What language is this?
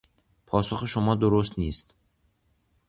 Persian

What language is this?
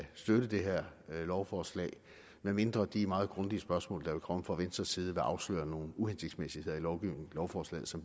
Danish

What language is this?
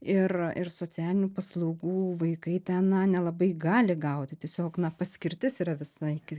Lithuanian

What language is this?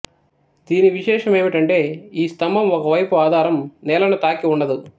Telugu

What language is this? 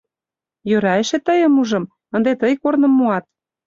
Mari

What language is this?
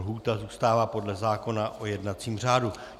Czech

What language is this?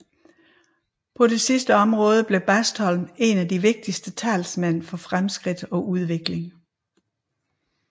Danish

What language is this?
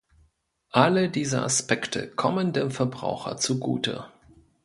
German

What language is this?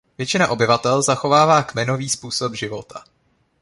Czech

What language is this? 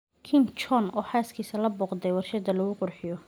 Somali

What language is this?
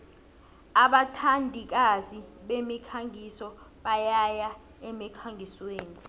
South Ndebele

